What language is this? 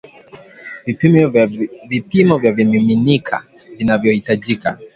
Swahili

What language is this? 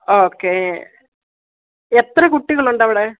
Malayalam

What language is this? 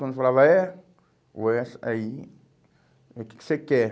Portuguese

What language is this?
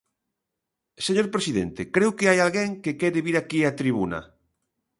Galician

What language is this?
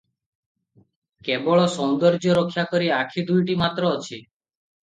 Odia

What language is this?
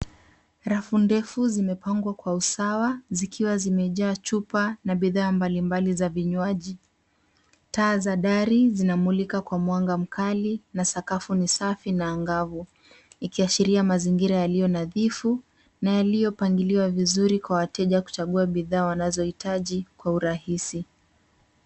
Swahili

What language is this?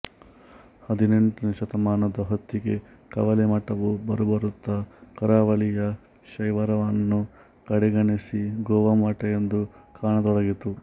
Kannada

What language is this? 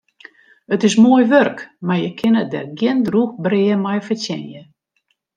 Western Frisian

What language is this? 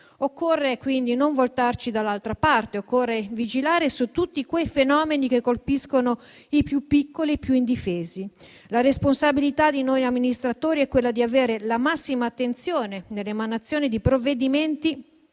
Italian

